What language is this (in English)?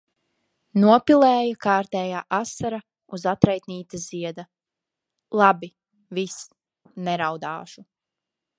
Latvian